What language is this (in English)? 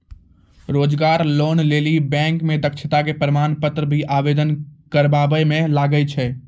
Maithili